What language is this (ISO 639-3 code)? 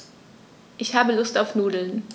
deu